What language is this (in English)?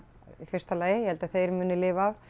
Icelandic